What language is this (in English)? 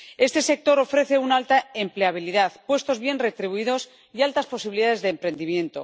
Spanish